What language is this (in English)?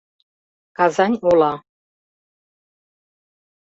Mari